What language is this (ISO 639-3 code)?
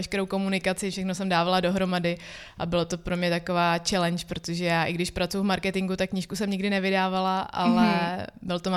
ces